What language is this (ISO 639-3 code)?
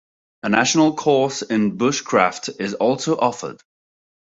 eng